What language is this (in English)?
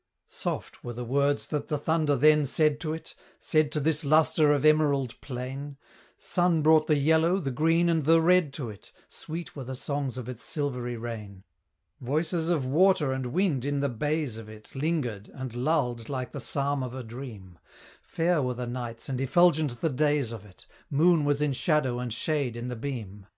English